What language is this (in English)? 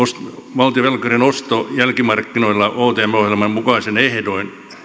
Finnish